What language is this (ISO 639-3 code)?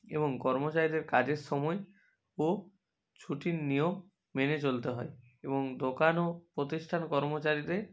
ben